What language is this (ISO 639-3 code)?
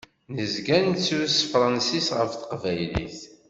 kab